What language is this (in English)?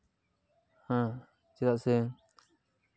Santali